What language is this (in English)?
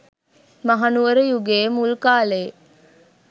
Sinhala